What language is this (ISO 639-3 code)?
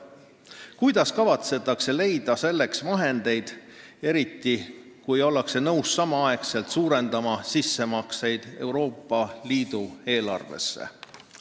est